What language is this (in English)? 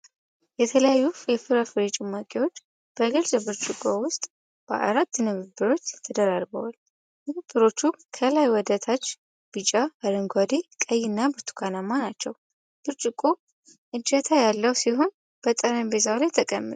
Amharic